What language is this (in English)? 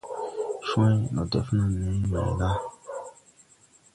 Tupuri